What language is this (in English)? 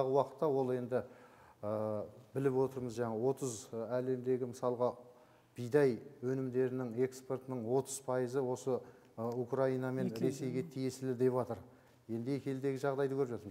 Turkish